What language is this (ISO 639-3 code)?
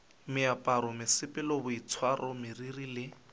nso